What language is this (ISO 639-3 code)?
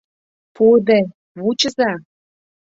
chm